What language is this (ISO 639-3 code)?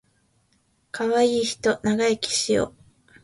jpn